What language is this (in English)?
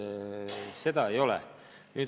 Estonian